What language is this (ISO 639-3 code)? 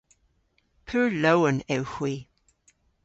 cor